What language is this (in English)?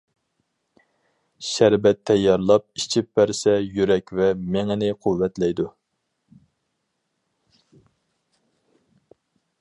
Uyghur